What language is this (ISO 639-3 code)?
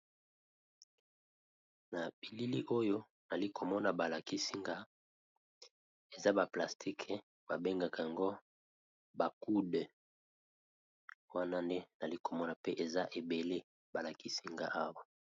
lin